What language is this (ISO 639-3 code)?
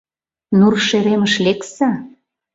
chm